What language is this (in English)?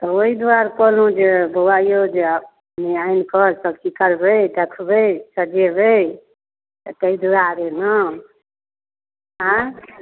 Maithili